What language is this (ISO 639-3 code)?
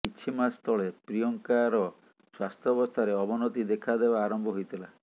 ori